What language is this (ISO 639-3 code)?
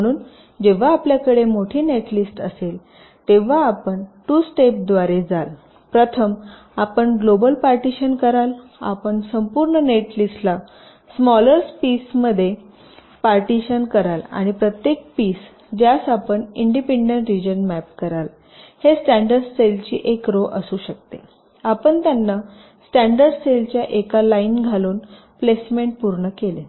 mar